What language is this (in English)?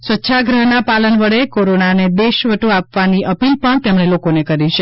Gujarati